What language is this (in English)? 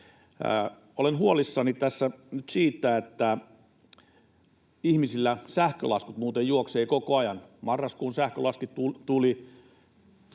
Finnish